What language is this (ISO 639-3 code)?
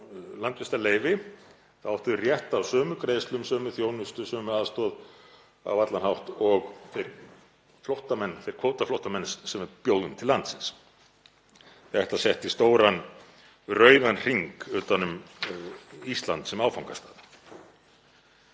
isl